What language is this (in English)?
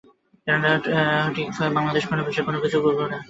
Bangla